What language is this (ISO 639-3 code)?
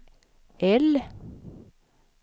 swe